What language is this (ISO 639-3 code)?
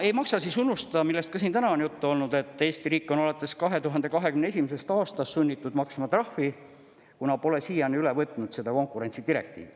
est